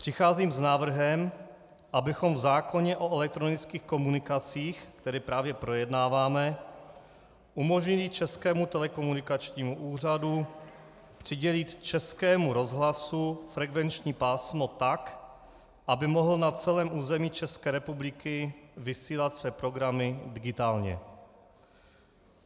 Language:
Czech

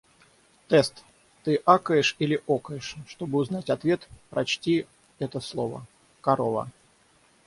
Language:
Russian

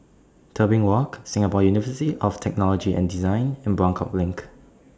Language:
English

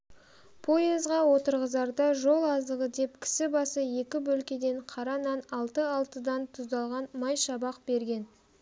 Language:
Kazakh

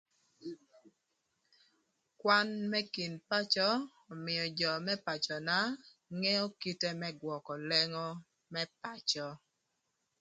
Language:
Thur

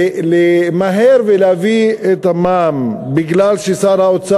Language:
Hebrew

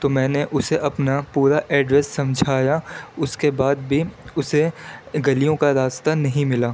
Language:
Urdu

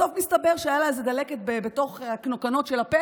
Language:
Hebrew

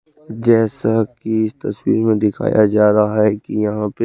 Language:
Hindi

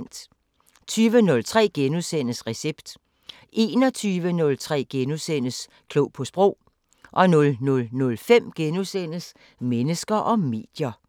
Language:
Danish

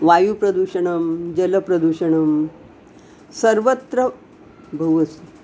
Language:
Sanskrit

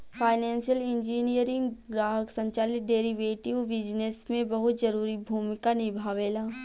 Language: Bhojpuri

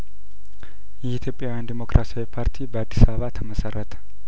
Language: Amharic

